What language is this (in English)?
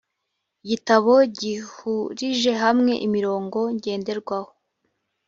Kinyarwanda